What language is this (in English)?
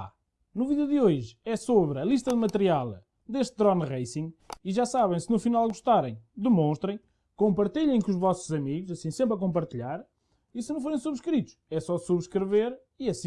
Portuguese